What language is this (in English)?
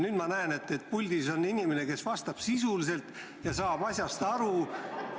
Estonian